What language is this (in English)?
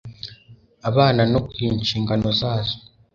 Kinyarwanda